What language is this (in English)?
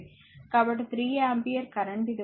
Telugu